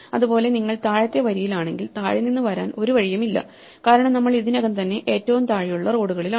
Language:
Malayalam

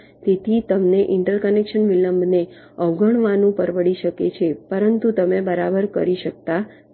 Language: Gujarati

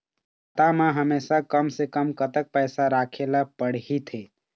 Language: Chhattisgarhi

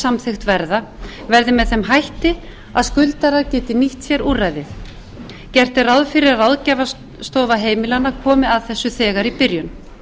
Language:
Icelandic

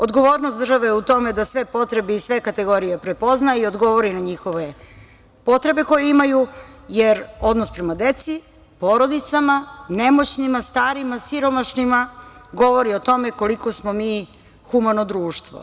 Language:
Serbian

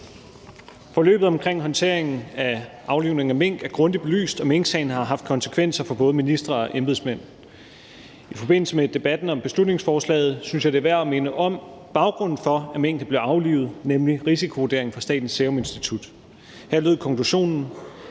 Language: Danish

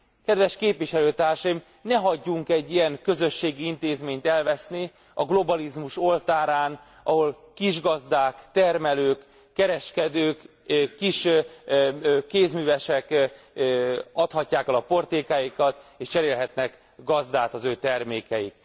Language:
Hungarian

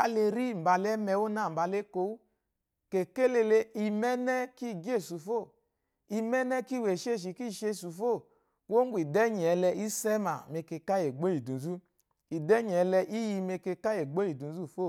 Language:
Eloyi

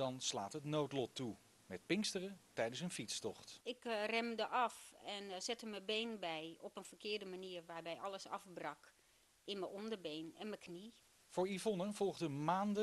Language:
Dutch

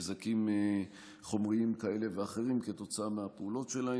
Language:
Hebrew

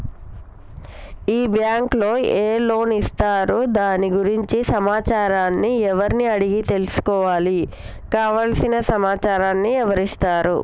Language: Telugu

